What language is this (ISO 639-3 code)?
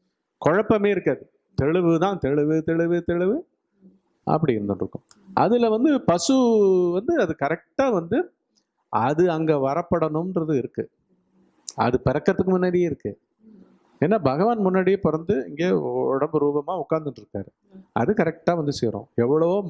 tam